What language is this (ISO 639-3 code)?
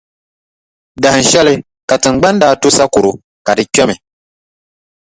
dag